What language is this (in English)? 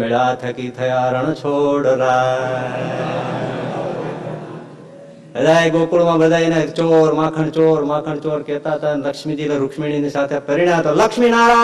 Gujarati